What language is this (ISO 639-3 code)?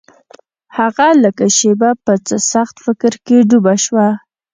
pus